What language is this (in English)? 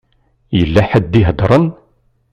Kabyle